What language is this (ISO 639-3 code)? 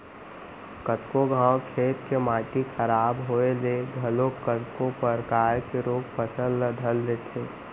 hne